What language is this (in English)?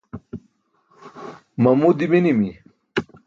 Burushaski